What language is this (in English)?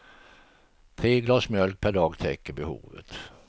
Swedish